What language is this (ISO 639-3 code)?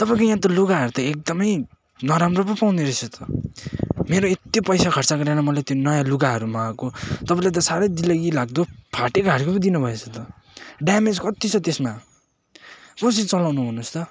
nep